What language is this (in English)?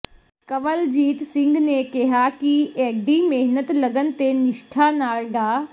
Punjabi